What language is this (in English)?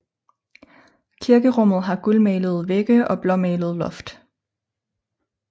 Danish